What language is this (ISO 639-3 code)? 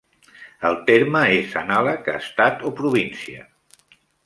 cat